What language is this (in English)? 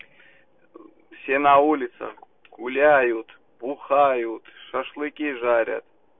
Russian